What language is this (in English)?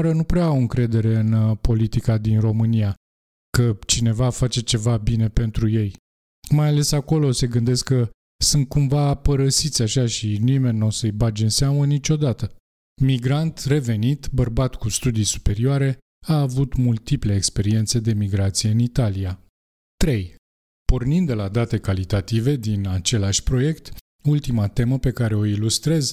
Romanian